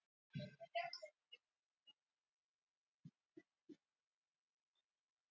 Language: Icelandic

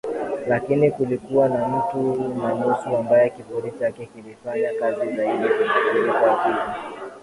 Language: Swahili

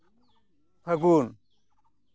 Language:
Santali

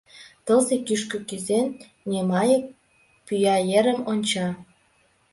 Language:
Mari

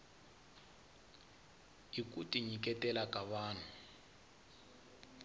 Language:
Tsonga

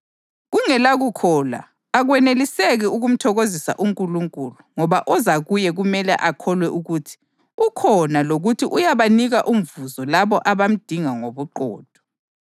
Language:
North Ndebele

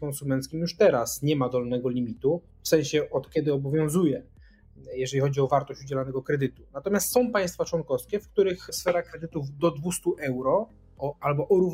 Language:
Polish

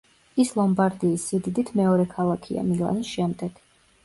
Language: Georgian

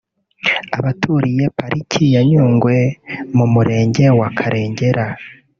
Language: Kinyarwanda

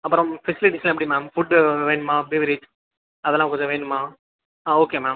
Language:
Tamil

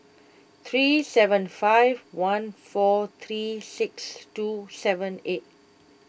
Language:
English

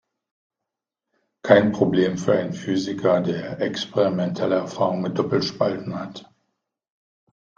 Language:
German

